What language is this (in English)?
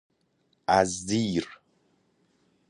Persian